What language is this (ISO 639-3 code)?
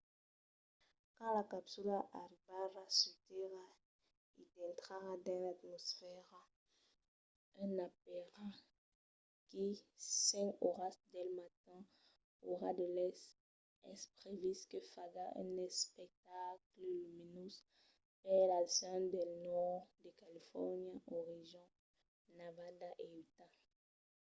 oci